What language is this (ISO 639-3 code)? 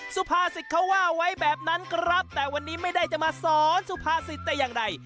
tha